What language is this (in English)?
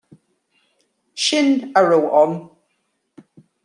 Irish